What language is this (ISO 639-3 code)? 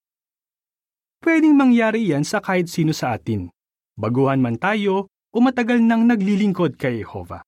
fil